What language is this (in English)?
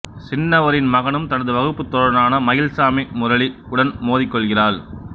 Tamil